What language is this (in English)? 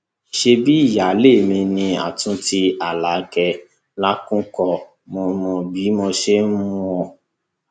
Yoruba